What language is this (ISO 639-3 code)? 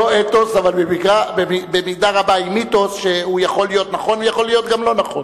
heb